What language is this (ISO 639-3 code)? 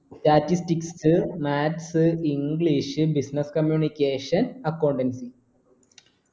mal